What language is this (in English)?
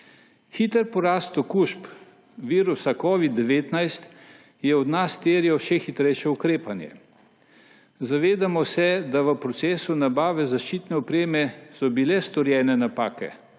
Slovenian